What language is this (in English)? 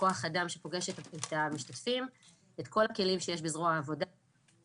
Hebrew